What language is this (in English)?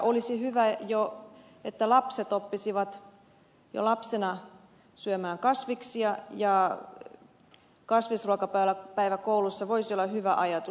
Finnish